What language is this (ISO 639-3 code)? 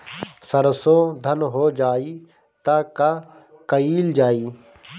bho